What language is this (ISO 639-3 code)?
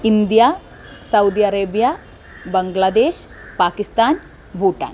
san